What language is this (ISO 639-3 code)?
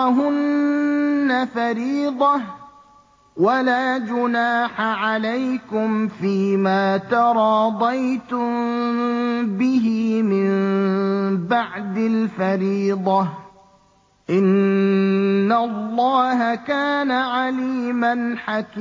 ara